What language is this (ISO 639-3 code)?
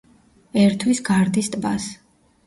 kat